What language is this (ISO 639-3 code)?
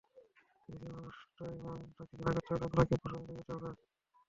ben